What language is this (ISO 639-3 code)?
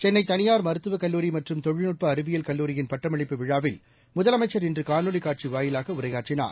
tam